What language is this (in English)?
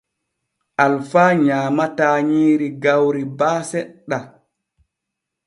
Borgu Fulfulde